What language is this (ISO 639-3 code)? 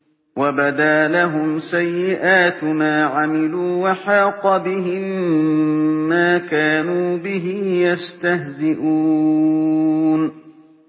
ara